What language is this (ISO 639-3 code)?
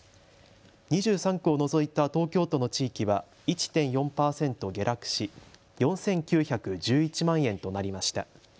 jpn